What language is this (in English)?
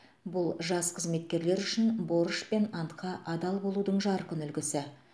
Kazakh